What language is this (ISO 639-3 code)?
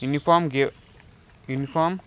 kok